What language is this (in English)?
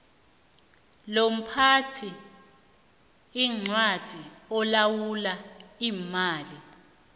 South Ndebele